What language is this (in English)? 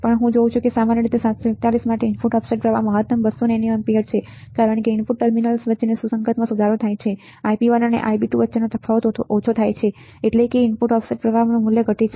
Gujarati